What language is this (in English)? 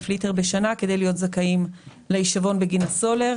Hebrew